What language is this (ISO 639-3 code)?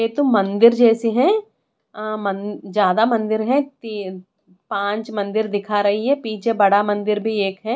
hin